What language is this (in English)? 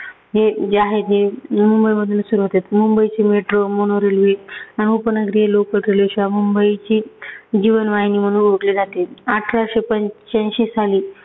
Marathi